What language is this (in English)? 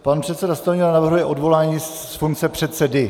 Czech